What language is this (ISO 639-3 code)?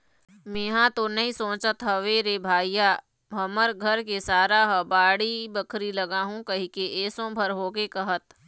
hne